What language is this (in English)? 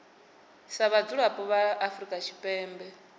Venda